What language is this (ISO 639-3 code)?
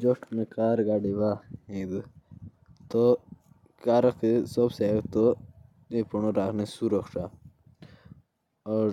jns